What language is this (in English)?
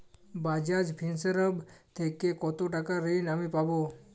Bangla